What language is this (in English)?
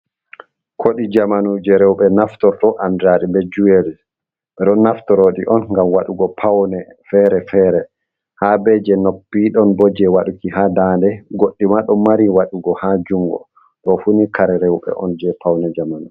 Fula